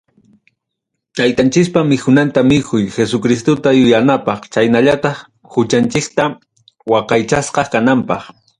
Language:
Ayacucho Quechua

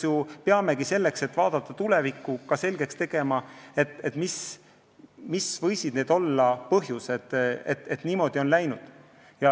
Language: Estonian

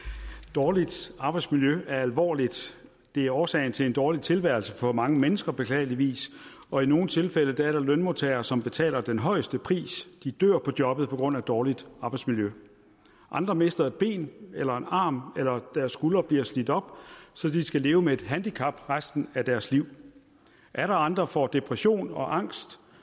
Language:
Danish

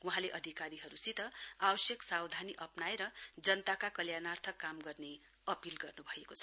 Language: Nepali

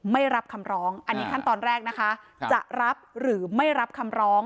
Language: Thai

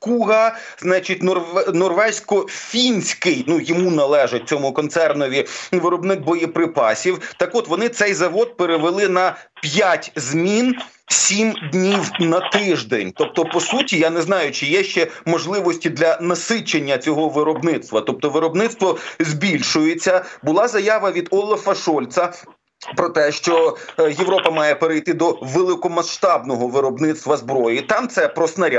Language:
Ukrainian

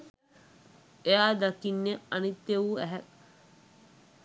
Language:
Sinhala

